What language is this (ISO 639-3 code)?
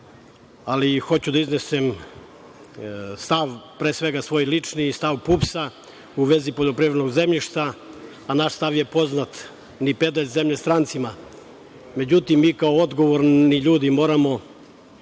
srp